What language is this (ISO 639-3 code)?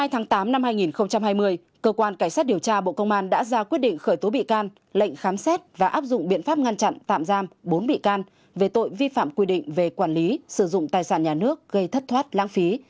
vie